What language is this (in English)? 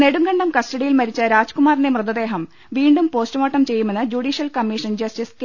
Malayalam